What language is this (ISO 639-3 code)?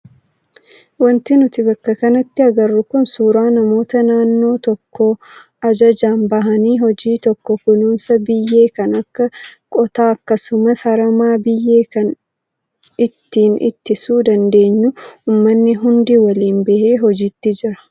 orm